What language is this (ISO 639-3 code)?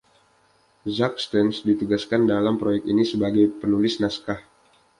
ind